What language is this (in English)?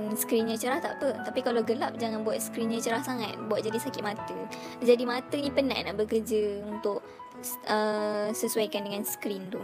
Malay